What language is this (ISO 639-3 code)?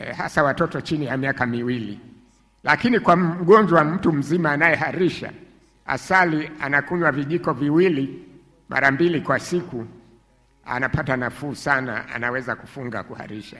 swa